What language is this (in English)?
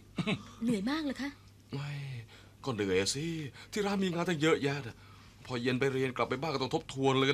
Thai